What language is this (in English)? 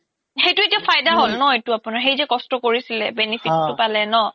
Assamese